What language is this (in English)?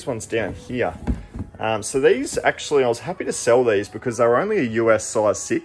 English